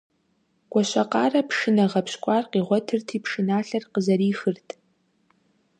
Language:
Kabardian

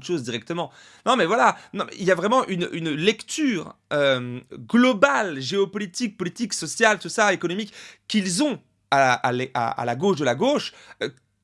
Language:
French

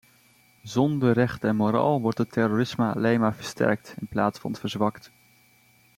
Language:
Dutch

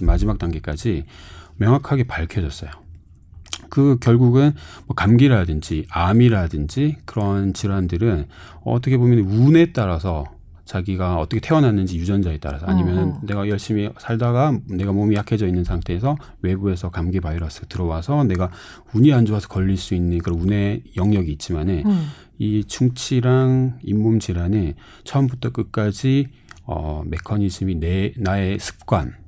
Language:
Korean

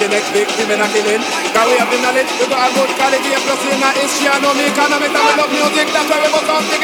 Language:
English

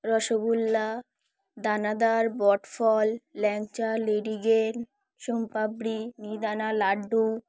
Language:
Bangla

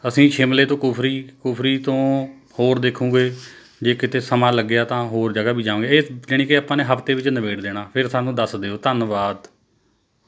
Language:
Punjabi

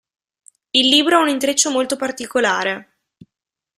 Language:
Italian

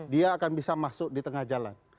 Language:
Indonesian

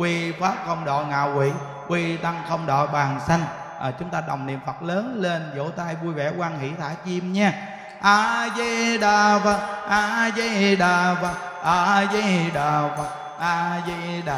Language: Vietnamese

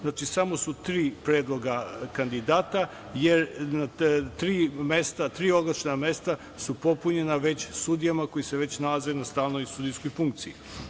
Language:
Serbian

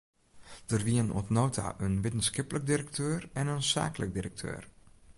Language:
Western Frisian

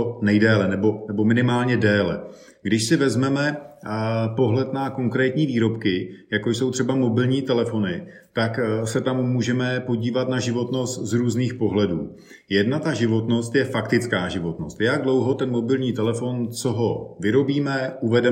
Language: Czech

